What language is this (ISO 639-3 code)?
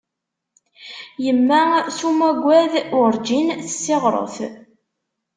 kab